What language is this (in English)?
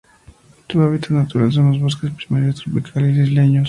Spanish